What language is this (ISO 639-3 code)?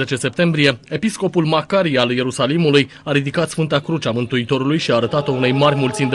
ron